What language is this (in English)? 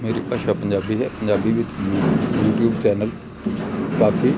Punjabi